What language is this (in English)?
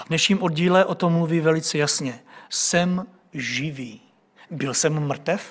Czech